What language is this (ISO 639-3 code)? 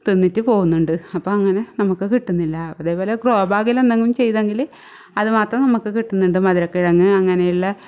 mal